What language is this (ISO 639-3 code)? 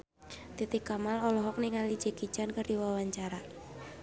sun